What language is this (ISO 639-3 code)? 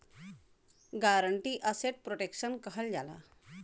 bho